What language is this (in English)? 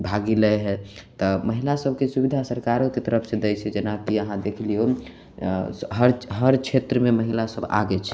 Maithili